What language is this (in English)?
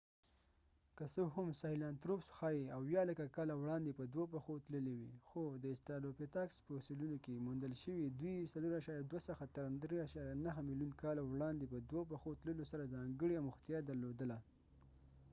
Pashto